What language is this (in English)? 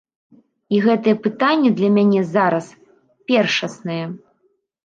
Belarusian